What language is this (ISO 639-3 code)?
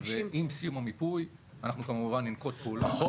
heb